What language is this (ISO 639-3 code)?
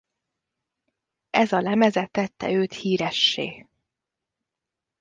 hun